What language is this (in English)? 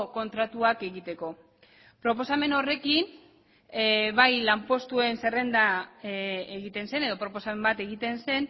Basque